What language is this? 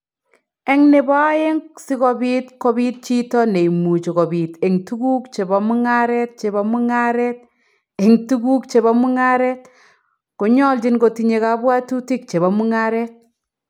Kalenjin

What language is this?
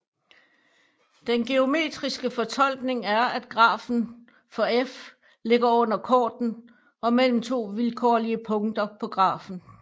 Danish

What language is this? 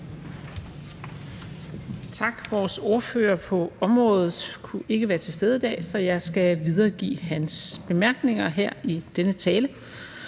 Danish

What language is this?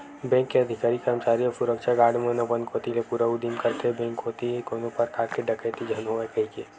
Chhattisgarhi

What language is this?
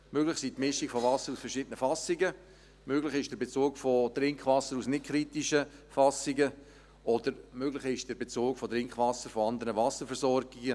Swiss German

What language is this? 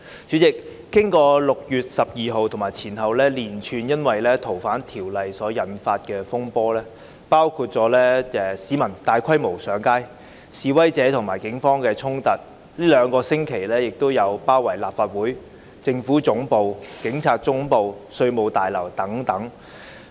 Cantonese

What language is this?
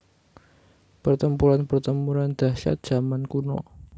Javanese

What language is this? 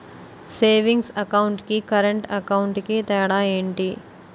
Telugu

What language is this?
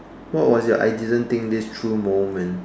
English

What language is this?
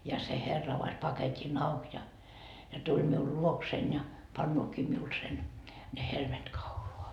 Finnish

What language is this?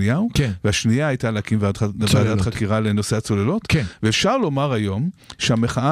Hebrew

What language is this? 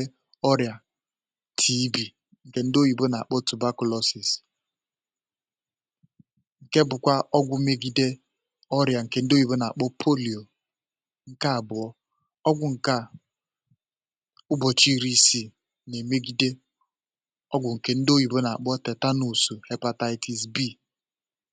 Igbo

